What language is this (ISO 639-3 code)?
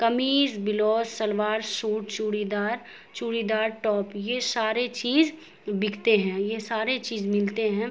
urd